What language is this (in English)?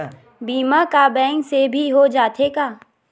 Chhattisgarhi